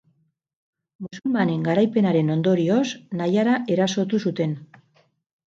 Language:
Basque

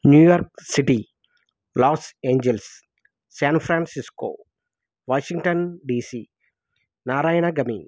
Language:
Telugu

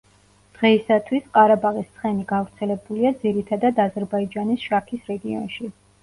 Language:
Georgian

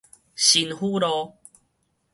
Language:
Min Nan Chinese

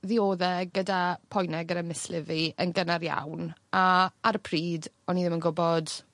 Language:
Welsh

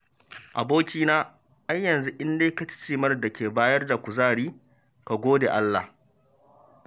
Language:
Hausa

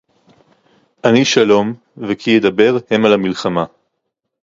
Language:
Hebrew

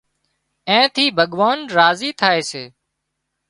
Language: Wadiyara Koli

